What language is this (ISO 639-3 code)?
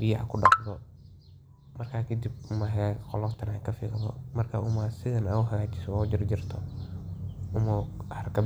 som